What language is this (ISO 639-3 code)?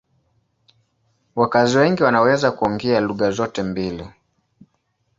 swa